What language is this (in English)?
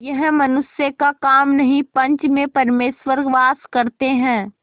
Hindi